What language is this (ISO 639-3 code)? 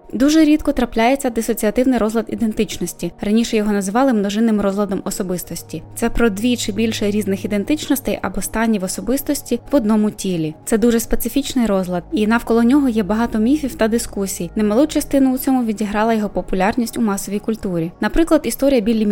ukr